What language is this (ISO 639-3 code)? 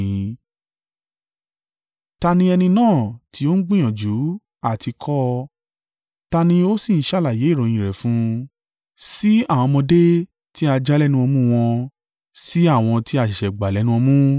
yor